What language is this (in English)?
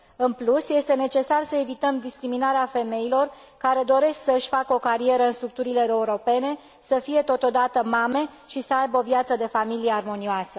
Romanian